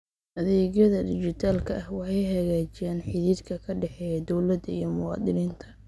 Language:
Somali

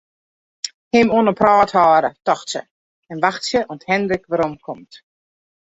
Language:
Western Frisian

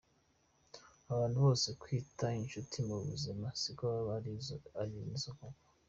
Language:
Kinyarwanda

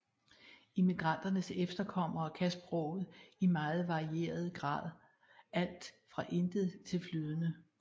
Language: Danish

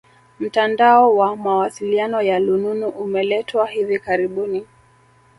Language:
Swahili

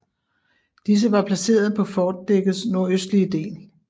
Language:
Danish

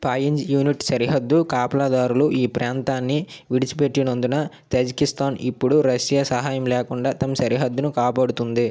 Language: Telugu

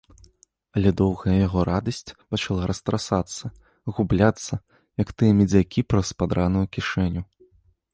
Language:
Belarusian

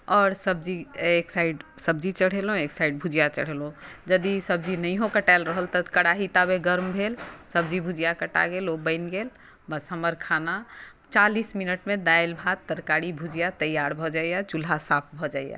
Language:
Maithili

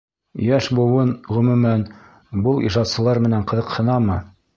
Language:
Bashkir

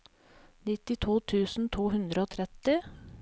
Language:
Norwegian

